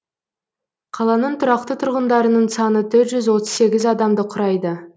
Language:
Kazakh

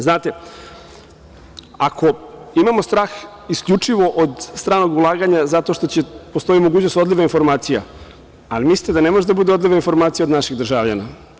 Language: Serbian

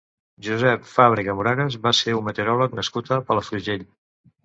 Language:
Catalan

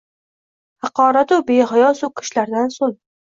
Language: Uzbek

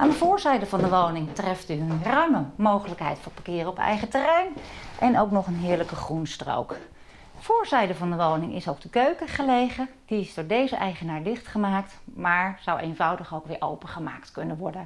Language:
Dutch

